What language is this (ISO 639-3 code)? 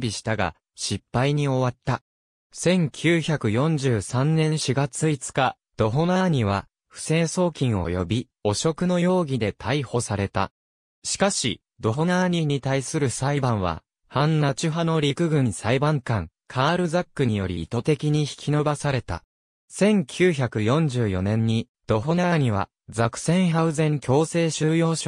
jpn